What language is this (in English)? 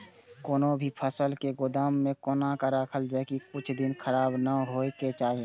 Maithili